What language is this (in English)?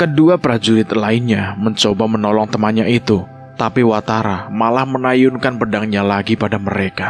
Indonesian